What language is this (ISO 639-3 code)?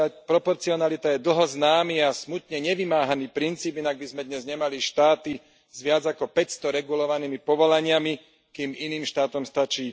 slk